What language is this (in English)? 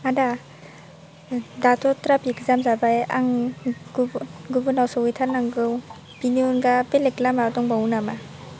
Bodo